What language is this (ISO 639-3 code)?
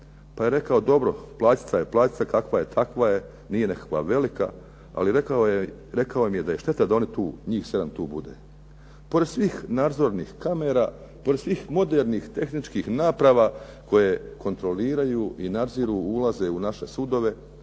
hrv